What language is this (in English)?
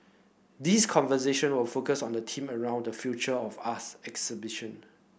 English